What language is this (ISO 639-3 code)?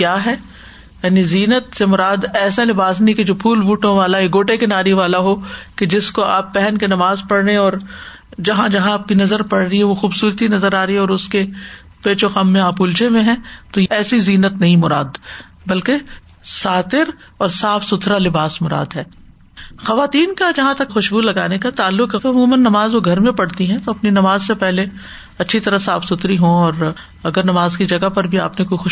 urd